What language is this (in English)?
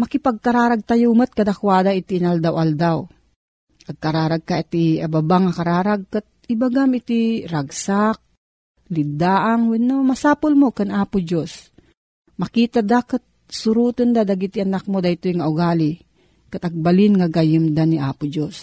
Filipino